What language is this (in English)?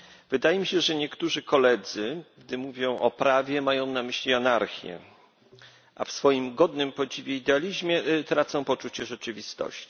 Polish